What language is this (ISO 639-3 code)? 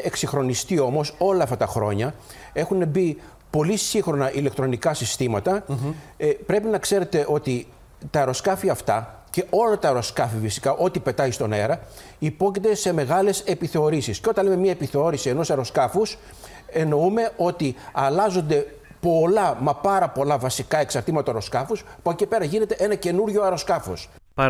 ell